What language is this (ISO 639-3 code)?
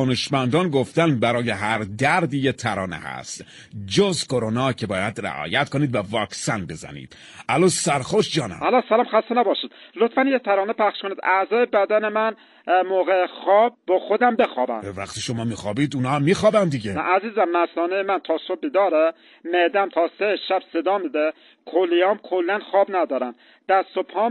fas